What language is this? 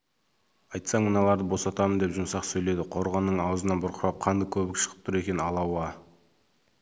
Kazakh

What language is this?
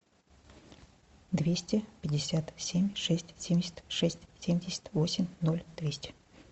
Russian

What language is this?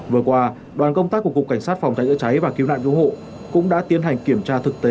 Vietnamese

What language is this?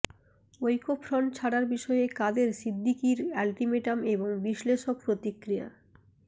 Bangla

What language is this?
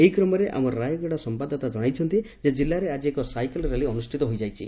Odia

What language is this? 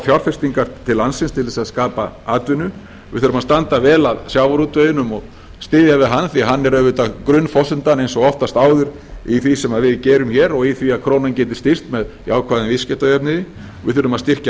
Icelandic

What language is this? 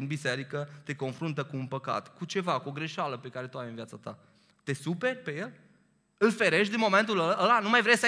Romanian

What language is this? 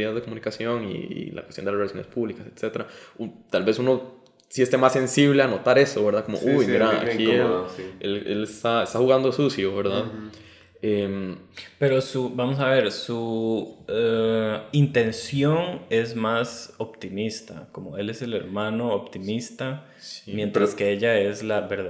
Spanish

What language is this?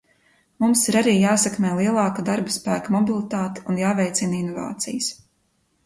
Latvian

